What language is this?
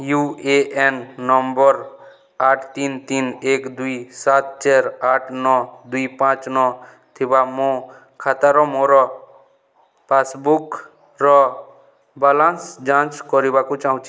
Odia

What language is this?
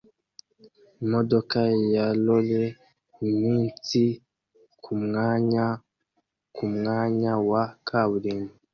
Kinyarwanda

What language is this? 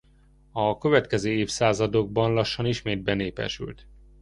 Hungarian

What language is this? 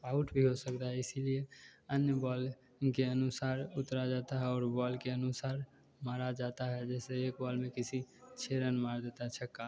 Hindi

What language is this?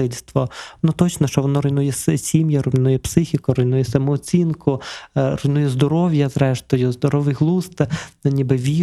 Ukrainian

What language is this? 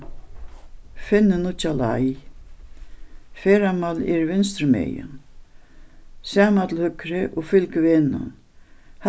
Faroese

